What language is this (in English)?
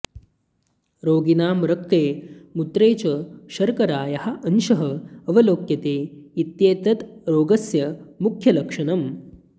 Sanskrit